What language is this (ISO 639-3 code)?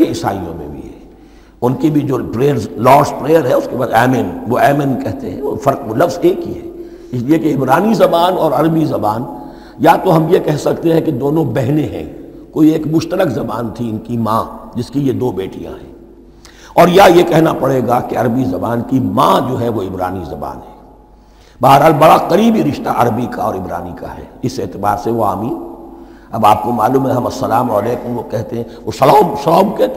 urd